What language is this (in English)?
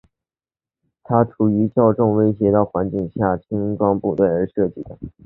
Chinese